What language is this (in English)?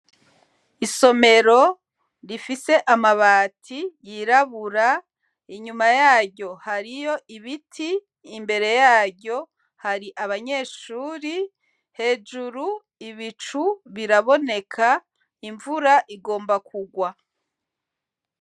Rundi